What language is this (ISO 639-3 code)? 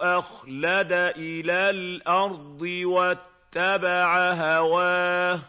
ara